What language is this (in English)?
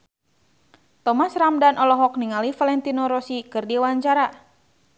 Sundanese